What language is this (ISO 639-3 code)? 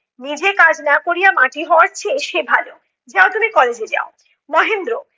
ben